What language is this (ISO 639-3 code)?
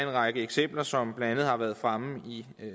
dan